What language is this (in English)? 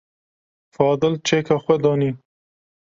Kurdish